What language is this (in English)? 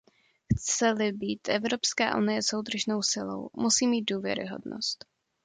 Czech